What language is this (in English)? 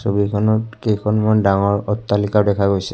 Assamese